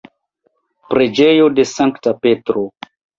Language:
Esperanto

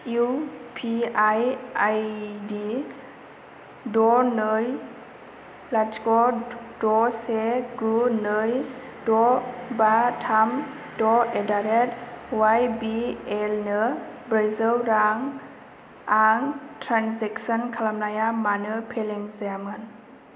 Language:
Bodo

